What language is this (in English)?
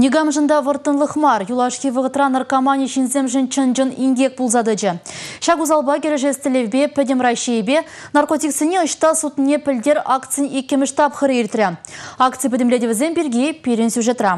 Russian